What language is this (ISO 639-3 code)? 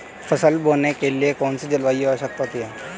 hin